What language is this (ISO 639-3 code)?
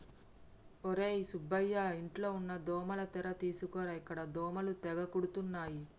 tel